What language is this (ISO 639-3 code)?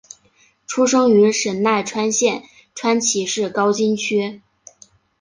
zho